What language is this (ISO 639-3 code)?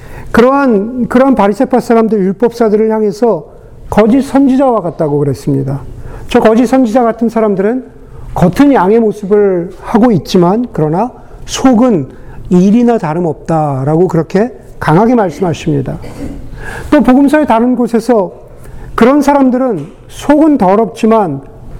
kor